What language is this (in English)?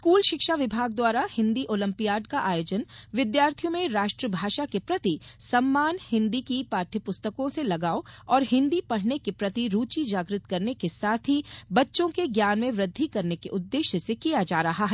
Hindi